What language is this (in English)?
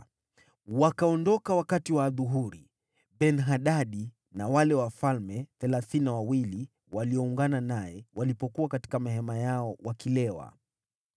Swahili